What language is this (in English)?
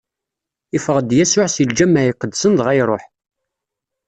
Kabyle